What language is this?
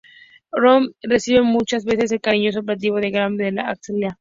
Spanish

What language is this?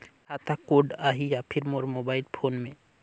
Chhattisgarhi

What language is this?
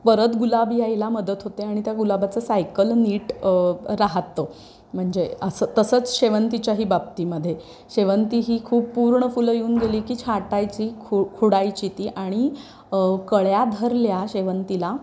Marathi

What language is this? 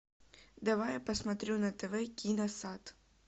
Russian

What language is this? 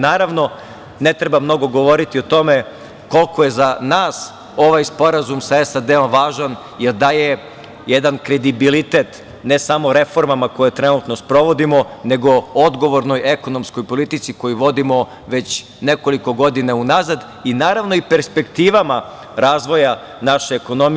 Serbian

